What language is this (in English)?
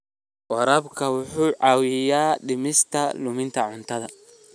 Somali